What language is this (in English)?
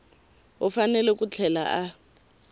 Tsonga